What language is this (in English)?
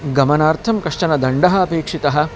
Sanskrit